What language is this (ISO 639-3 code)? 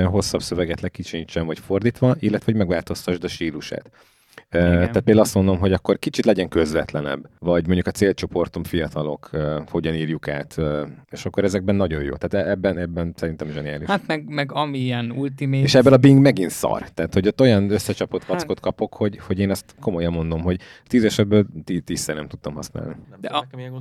hun